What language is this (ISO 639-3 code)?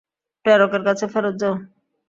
ben